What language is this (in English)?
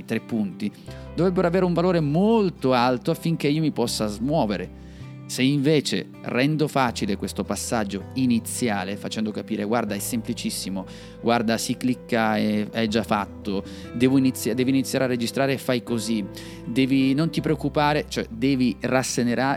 Italian